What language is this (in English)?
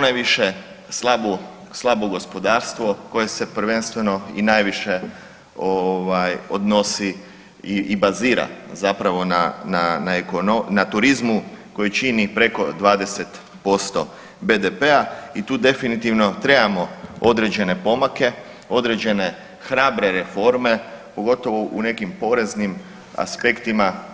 Croatian